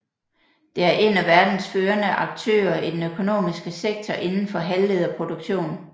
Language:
Danish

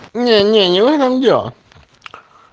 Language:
Russian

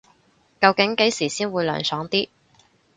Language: Cantonese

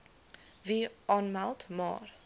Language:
Afrikaans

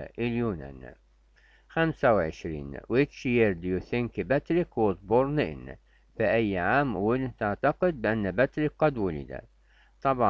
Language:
Arabic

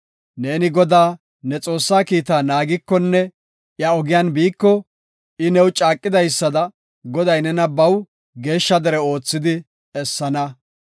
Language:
Gofa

